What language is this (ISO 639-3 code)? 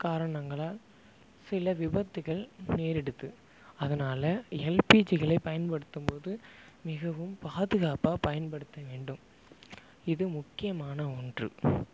tam